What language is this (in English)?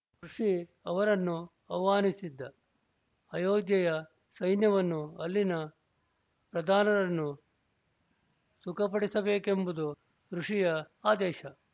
Kannada